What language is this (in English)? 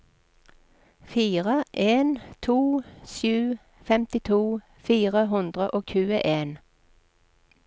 Norwegian